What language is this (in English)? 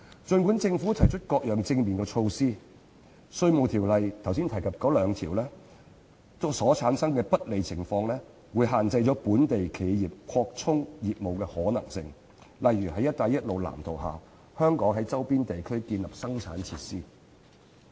Cantonese